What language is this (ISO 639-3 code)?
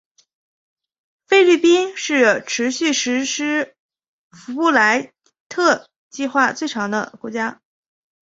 zho